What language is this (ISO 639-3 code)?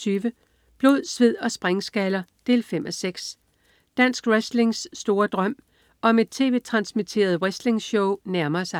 dan